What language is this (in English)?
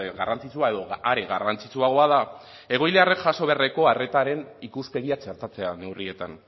Basque